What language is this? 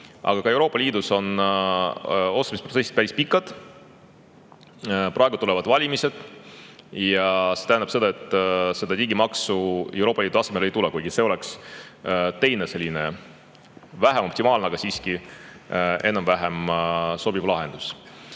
Estonian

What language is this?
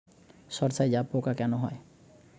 Bangla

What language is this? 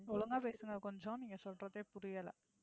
Tamil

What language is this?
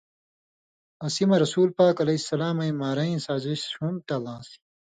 Indus Kohistani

